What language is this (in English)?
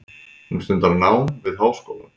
Icelandic